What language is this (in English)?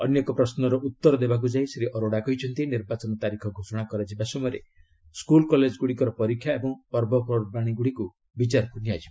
Odia